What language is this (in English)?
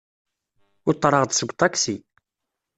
Kabyle